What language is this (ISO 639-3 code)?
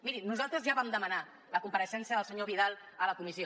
cat